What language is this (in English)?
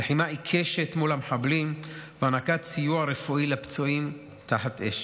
Hebrew